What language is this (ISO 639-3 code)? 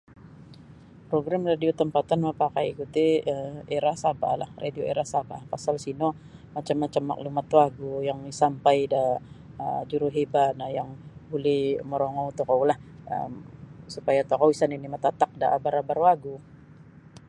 bsy